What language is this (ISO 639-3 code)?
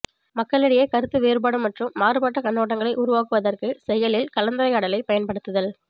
tam